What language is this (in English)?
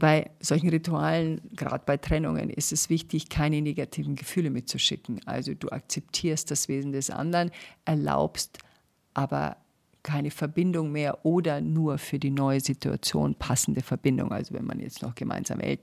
German